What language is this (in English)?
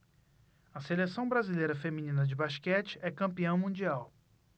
Portuguese